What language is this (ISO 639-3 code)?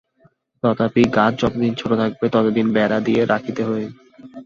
ben